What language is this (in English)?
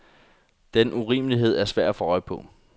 Danish